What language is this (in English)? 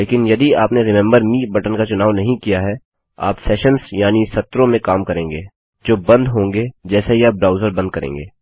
Hindi